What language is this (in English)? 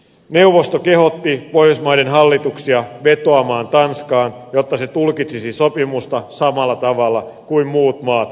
Finnish